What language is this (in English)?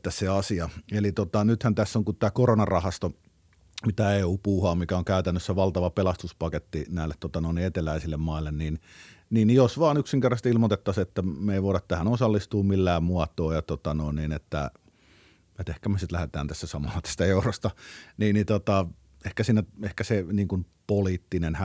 Finnish